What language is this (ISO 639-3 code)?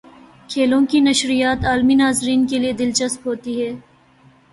urd